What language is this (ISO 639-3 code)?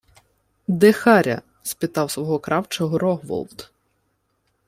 ukr